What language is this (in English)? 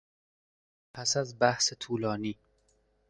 Persian